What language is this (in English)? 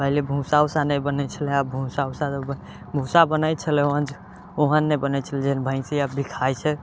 Maithili